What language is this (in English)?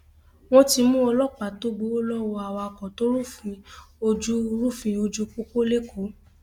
Yoruba